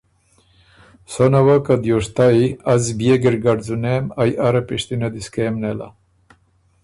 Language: Ormuri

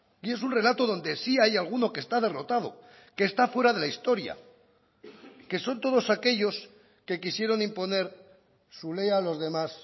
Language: Spanish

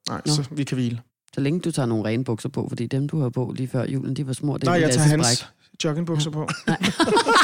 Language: Danish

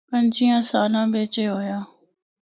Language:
Northern Hindko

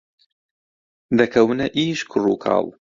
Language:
Central Kurdish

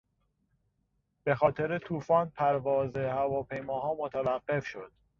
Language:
Persian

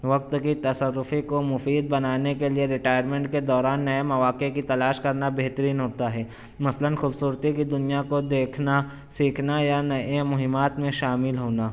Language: Urdu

